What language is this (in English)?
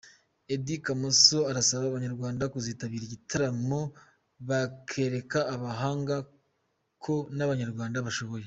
Kinyarwanda